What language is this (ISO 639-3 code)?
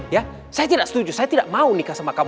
ind